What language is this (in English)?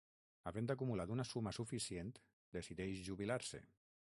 Catalan